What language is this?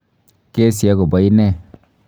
Kalenjin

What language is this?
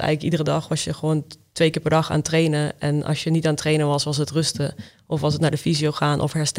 Dutch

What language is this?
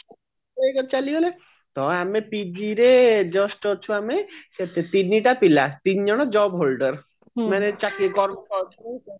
Odia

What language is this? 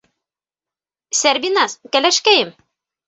Bashkir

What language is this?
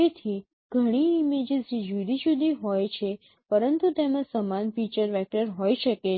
Gujarati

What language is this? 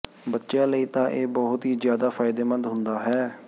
Punjabi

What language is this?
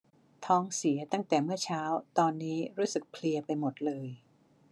Thai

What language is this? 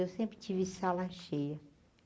Portuguese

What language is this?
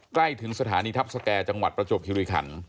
Thai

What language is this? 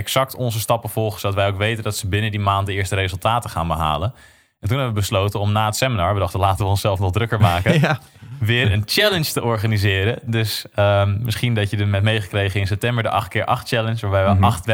Dutch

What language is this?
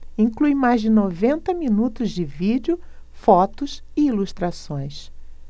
Portuguese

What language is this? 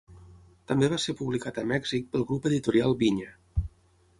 Catalan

